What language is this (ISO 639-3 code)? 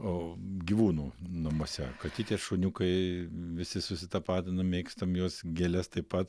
lit